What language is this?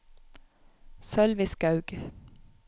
Norwegian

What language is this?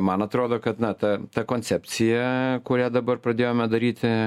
Lithuanian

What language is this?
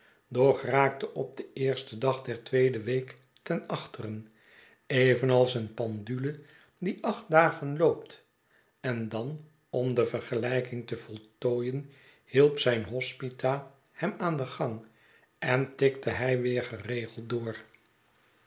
Dutch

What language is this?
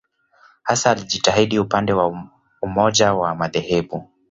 Swahili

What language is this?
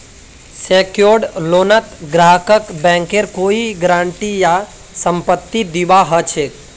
Magahi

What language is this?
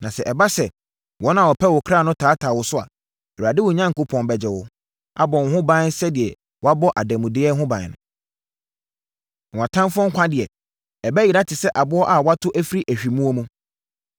Akan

